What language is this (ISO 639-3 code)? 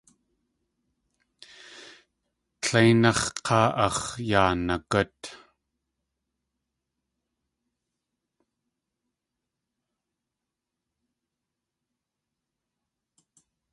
tli